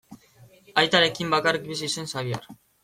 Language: Basque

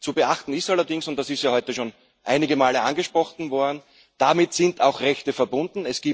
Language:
German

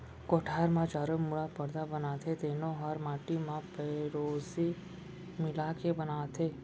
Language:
Chhattisgarhi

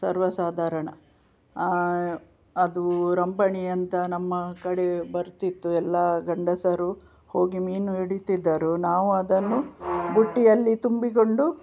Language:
Kannada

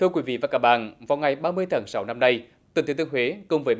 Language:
Vietnamese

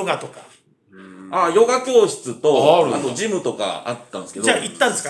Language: Japanese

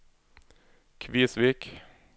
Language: Norwegian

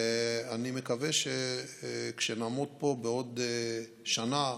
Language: Hebrew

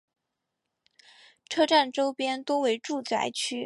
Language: Chinese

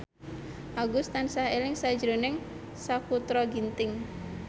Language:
Javanese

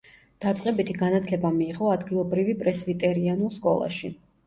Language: Georgian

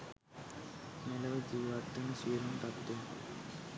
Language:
Sinhala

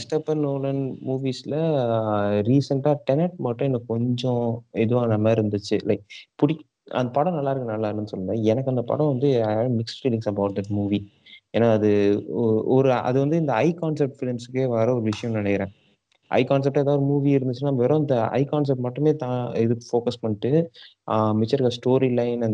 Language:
Tamil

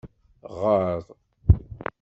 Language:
Kabyle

